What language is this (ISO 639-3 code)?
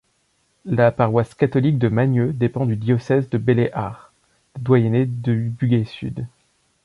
fra